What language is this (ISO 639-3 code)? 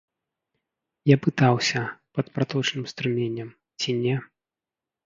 bel